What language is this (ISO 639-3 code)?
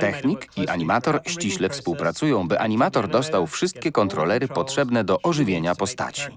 pol